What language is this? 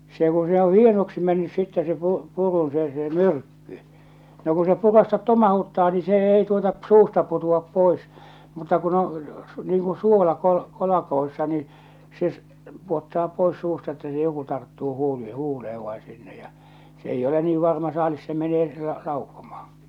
Finnish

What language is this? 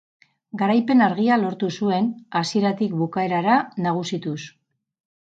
Basque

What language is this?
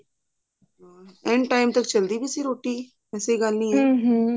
Punjabi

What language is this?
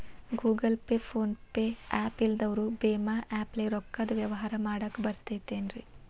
Kannada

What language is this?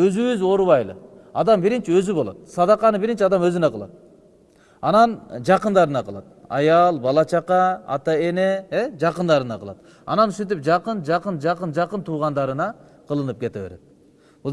Turkish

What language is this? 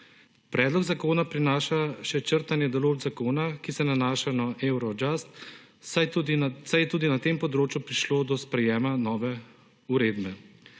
Slovenian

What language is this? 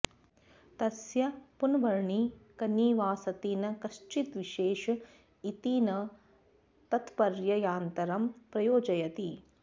Sanskrit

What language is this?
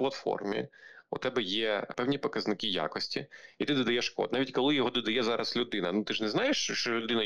Ukrainian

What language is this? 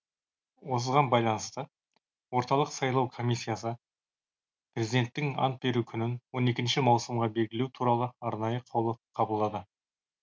Kazakh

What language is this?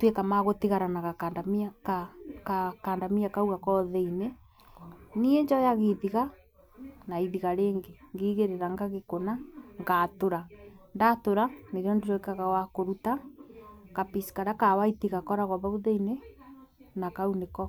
Kikuyu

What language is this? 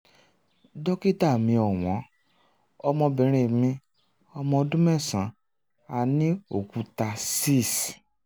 Yoruba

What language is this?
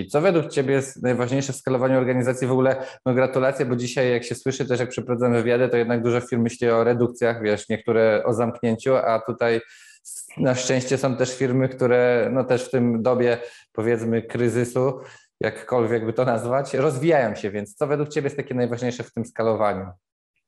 Polish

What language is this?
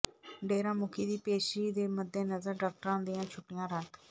Punjabi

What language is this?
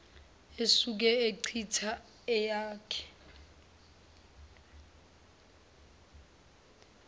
Zulu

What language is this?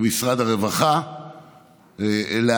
Hebrew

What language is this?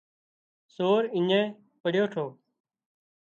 Wadiyara Koli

